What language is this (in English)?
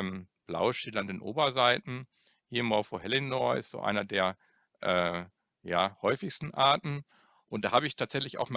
German